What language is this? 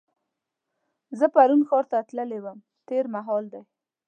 Pashto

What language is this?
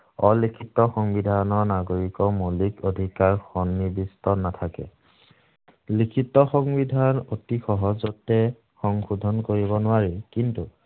Assamese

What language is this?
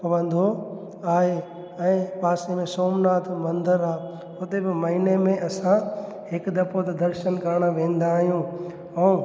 Sindhi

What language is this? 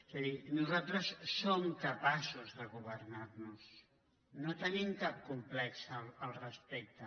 Catalan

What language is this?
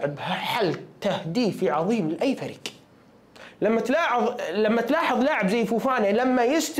Arabic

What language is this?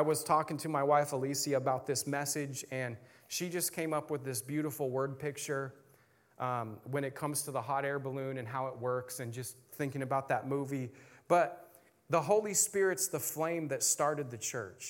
English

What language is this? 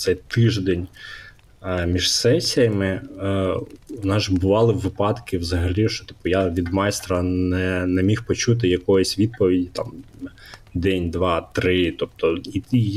Ukrainian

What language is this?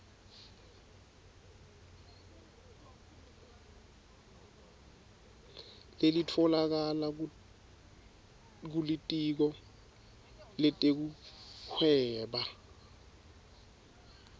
Swati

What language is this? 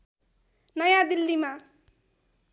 Nepali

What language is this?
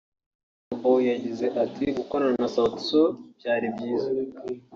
Kinyarwanda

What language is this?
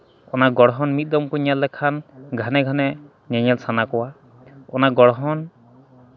Santali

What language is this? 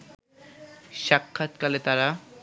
Bangla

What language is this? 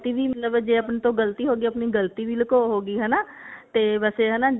Punjabi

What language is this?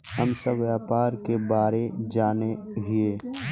Magahi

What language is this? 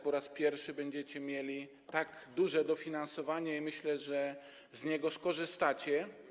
Polish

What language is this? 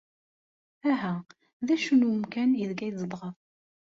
Kabyle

